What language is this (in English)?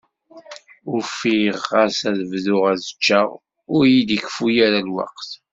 Kabyle